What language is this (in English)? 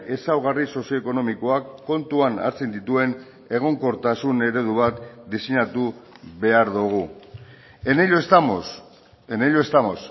Basque